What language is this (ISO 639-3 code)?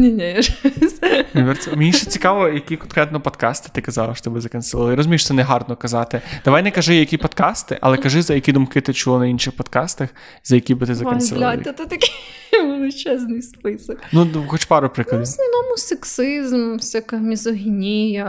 ukr